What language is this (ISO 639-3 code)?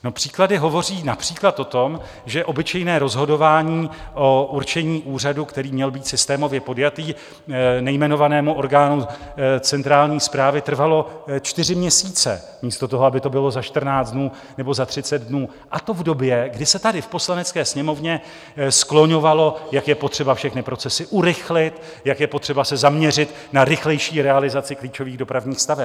ces